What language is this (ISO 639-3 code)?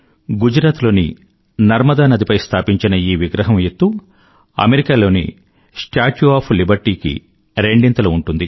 tel